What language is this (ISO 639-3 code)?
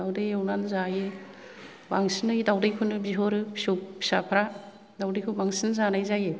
brx